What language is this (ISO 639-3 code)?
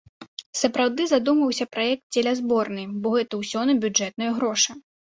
bel